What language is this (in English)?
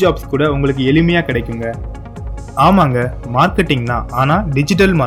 Tamil